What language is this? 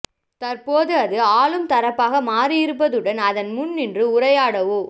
Tamil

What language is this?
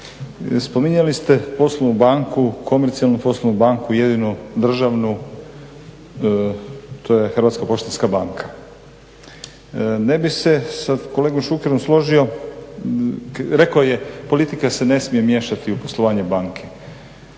Croatian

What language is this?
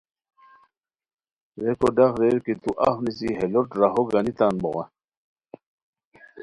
Khowar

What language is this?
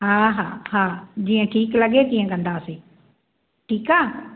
Sindhi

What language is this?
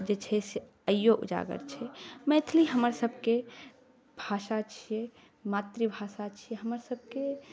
Maithili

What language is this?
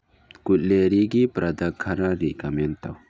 Manipuri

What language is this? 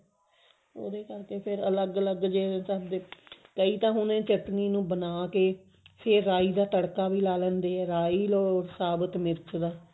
Punjabi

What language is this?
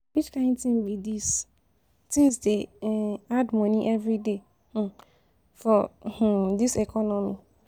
Nigerian Pidgin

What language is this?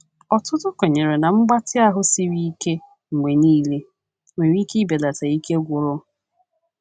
Igbo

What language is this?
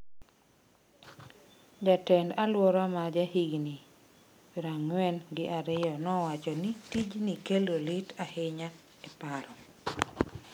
Luo (Kenya and Tanzania)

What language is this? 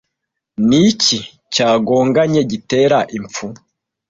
Kinyarwanda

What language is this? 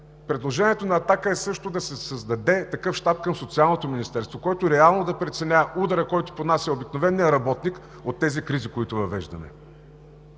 Bulgarian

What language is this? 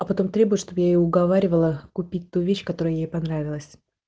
Russian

